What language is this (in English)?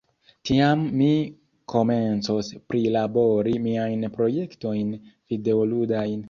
Esperanto